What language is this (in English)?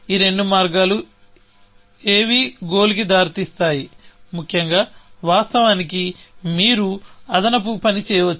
Telugu